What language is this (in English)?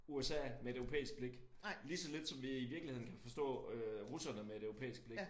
Danish